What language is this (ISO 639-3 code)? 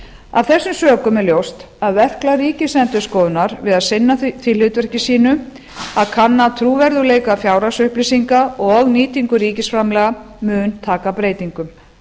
isl